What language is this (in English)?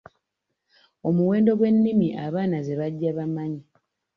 Ganda